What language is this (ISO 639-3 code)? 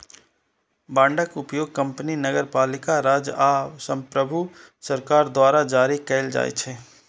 mai